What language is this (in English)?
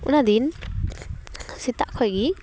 Santali